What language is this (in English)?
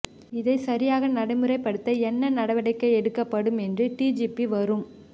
Tamil